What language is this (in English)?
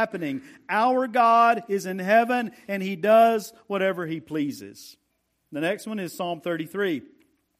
English